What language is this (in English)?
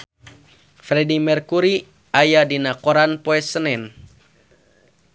Sundanese